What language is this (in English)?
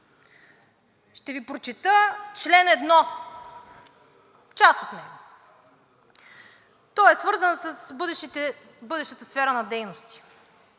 Bulgarian